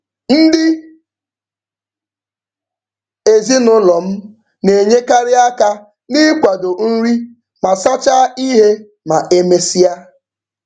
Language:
Igbo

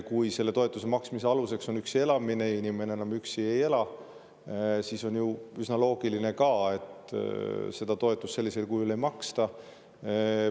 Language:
Estonian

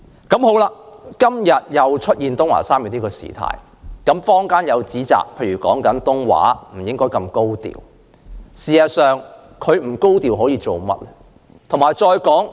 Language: Cantonese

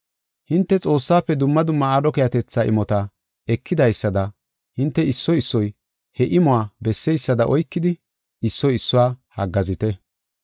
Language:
Gofa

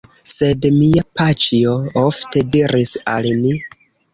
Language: Esperanto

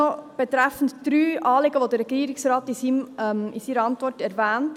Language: Swiss German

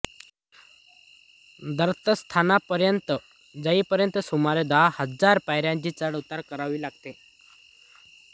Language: Marathi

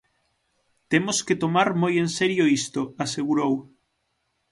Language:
Galician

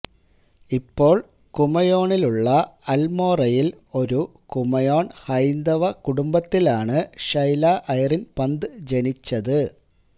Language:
Malayalam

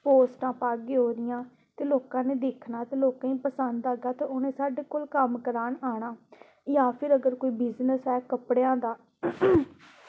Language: Dogri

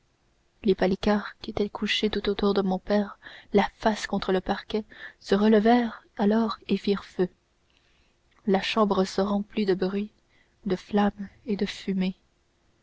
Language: French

